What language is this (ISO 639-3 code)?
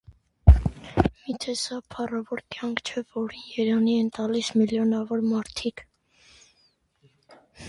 hye